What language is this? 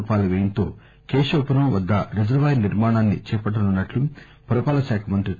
Telugu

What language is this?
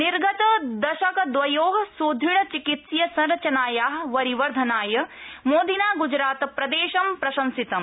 Sanskrit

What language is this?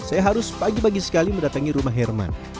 Indonesian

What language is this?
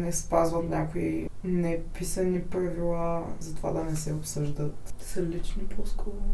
Bulgarian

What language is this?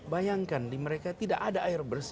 Indonesian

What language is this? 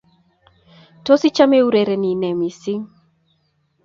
Kalenjin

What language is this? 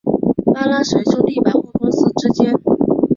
Chinese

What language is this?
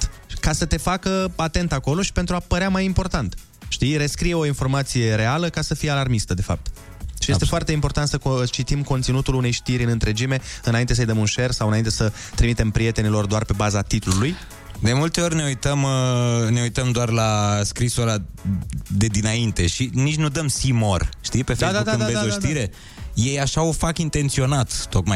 Romanian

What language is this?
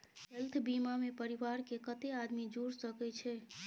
Maithili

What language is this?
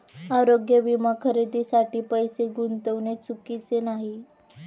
Marathi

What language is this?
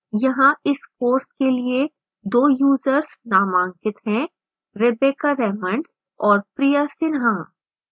Hindi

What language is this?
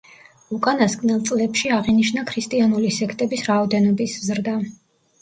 Georgian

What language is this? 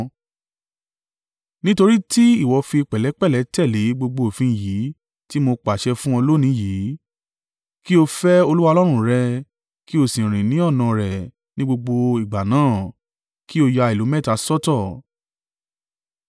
Yoruba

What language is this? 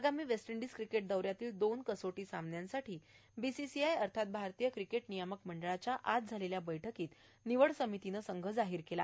Marathi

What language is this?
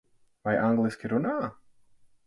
Latvian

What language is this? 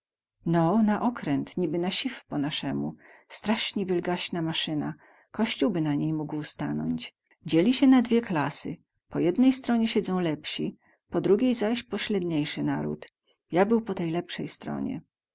Polish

